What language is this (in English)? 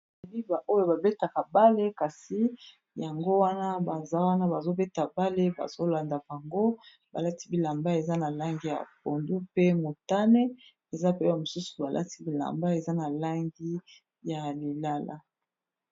Lingala